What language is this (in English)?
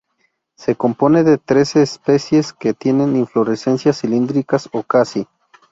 Spanish